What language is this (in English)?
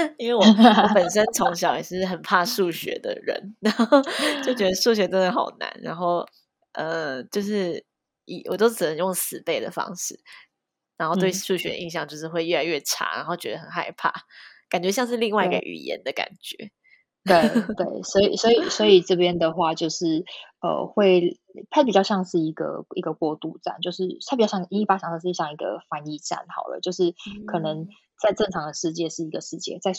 Chinese